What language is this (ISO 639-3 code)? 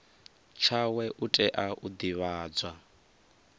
ven